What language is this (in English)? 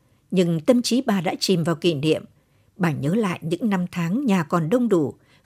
Vietnamese